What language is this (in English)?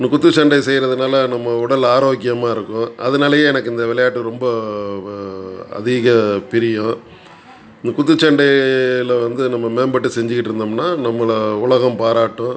Tamil